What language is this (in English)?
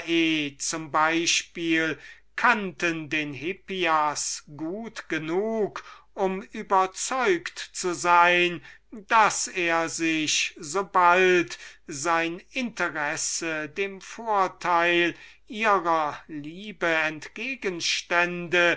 German